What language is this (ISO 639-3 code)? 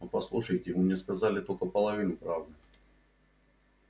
rus